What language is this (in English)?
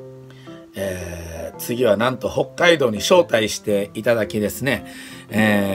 Japanese